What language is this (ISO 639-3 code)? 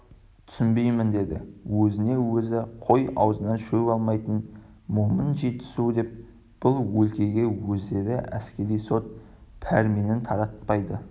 kaz